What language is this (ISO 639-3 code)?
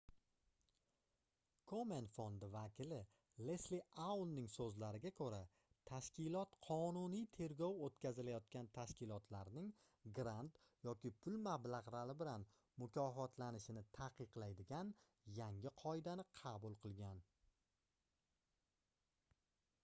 uzb